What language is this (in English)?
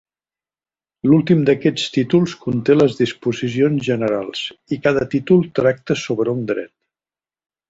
Catalan